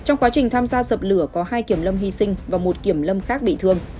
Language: Vietnamese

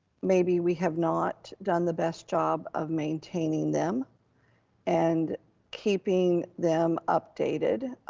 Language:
English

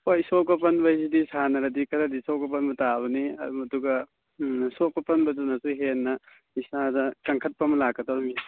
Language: Manipuri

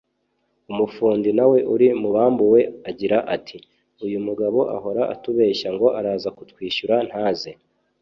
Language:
Kinyarwanda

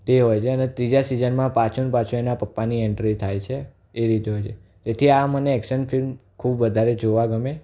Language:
Gujarati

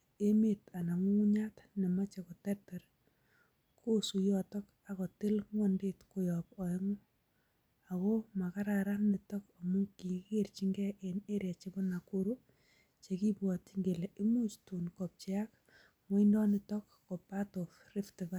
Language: Kalenjin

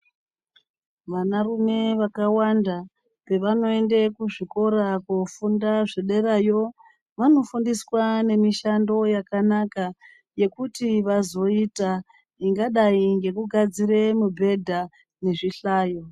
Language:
Ndau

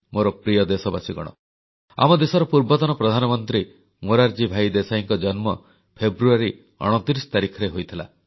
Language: Odia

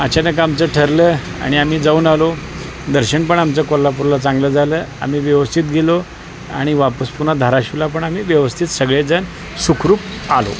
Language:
Marathi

